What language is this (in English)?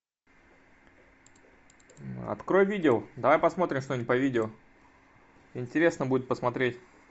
Russian